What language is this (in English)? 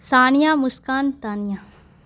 Urdu